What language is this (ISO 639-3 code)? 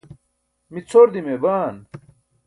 bsk